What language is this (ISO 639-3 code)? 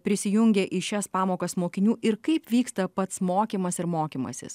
lit